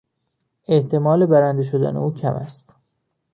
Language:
Persian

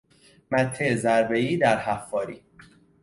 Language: Persian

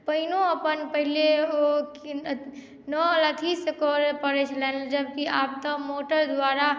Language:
Maithili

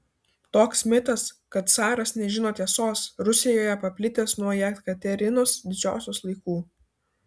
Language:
Lithuanian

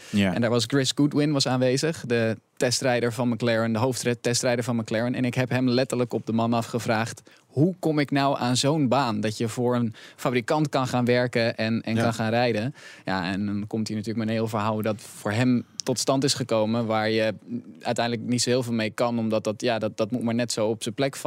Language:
Dutch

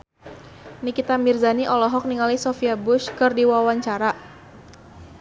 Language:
Sundanese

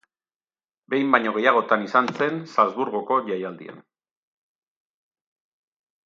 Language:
Basque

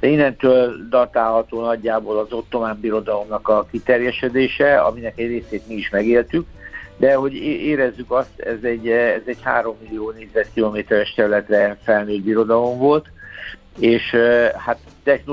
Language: Hungarian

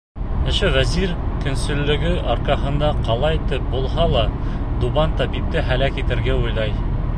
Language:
Bashkir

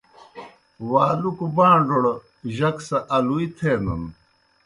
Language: Kohistani Shina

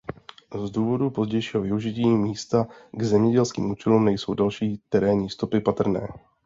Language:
Czech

